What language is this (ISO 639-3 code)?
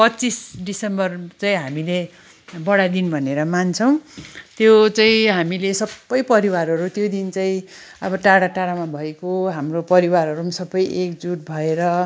nep